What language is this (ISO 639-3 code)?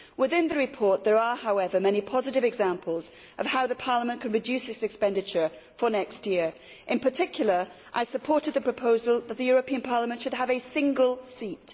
eng